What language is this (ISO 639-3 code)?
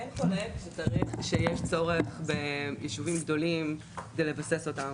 heb